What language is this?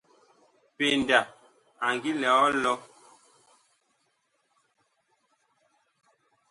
Bakoko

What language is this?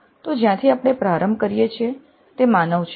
Gujarati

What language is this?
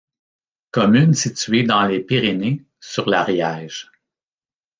French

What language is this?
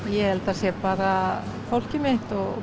Icelandic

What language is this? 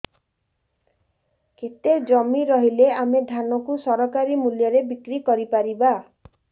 Odia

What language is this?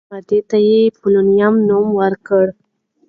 Pashto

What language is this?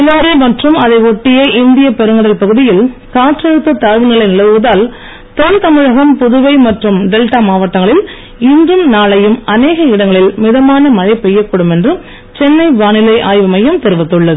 Tamil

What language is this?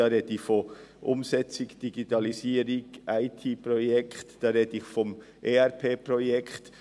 Swiss German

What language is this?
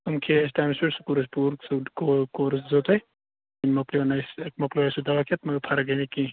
Kashmiri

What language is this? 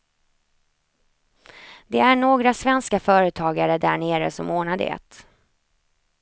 Swedish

